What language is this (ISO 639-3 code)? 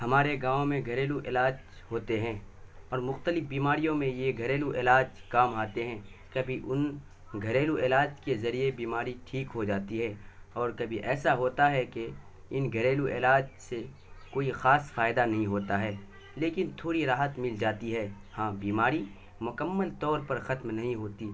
urd